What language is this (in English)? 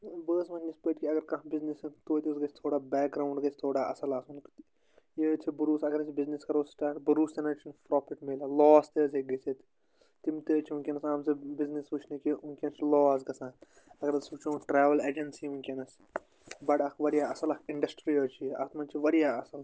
Kashmiri